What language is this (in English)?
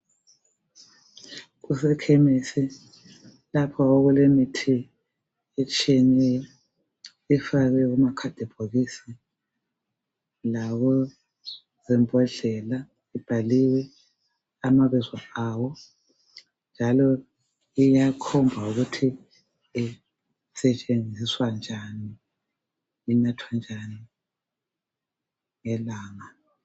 North Ndebele